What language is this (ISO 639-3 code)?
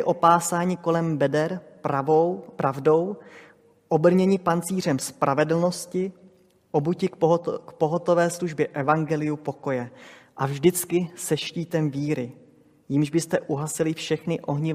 ces